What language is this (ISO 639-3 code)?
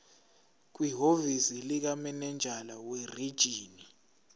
zul